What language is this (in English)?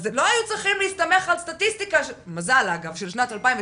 Hebrew